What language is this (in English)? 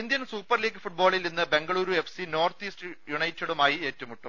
Malayalam